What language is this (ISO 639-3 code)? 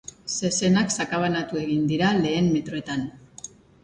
eus